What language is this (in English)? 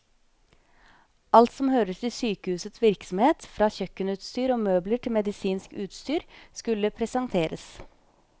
Norwegian